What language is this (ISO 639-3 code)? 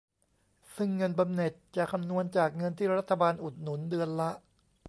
tha